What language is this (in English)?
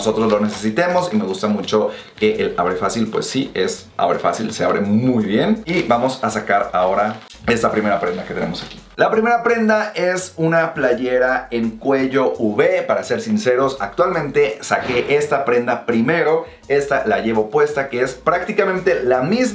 Spanish